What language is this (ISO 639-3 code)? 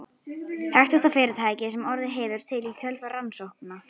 isl